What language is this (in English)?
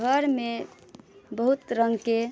Maithili